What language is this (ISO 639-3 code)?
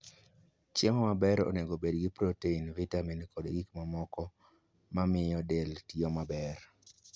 luo